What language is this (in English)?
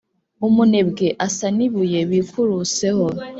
Kinyarwanda